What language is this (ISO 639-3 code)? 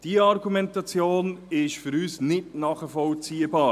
gsw